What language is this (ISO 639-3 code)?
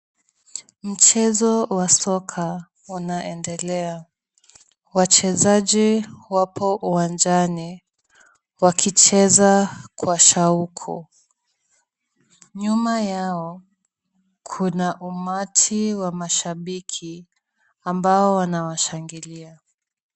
swa